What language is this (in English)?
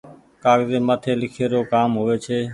Goaria